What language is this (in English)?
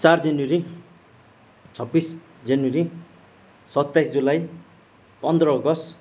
Nepali